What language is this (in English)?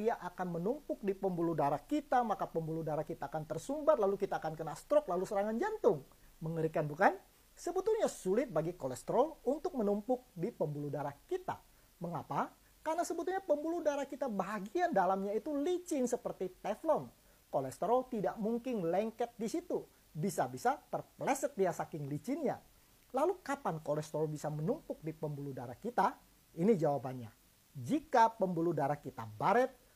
Indonesian